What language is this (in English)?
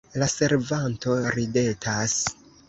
Esperanto